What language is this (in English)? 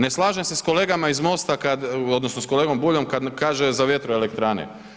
Croatian